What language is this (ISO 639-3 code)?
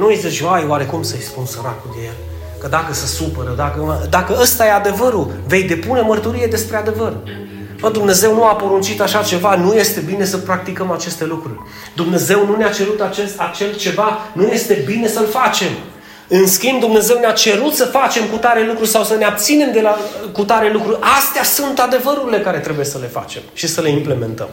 ron